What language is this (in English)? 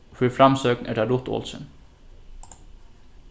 Faroese